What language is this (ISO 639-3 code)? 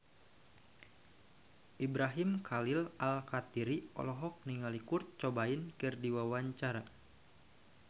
sun